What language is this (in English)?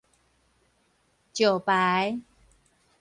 Min Nan Chinese